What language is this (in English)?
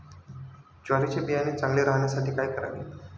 Marathi